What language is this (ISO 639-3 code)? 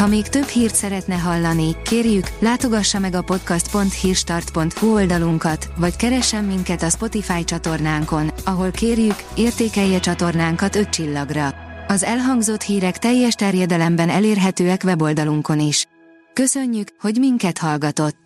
hun